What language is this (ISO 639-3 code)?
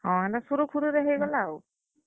ori